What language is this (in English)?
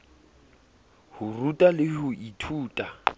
Southern Sotho